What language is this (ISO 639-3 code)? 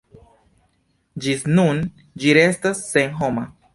epo